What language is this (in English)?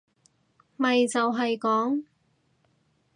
Cantonese